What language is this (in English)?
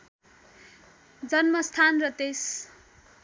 Nepali